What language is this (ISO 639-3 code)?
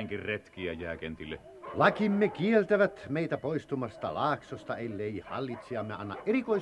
fin